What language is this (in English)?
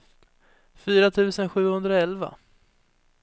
Swedish